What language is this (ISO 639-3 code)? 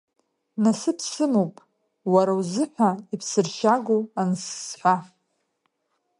abk